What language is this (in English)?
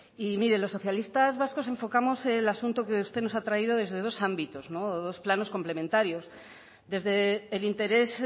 Spanish